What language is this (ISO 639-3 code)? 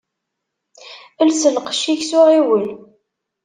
kab